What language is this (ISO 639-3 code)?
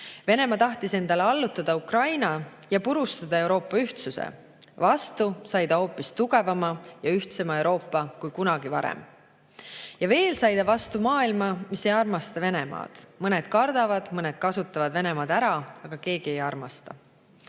est